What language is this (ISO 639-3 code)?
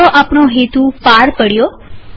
guj